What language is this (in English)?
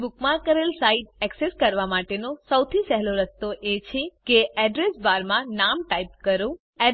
Gujarati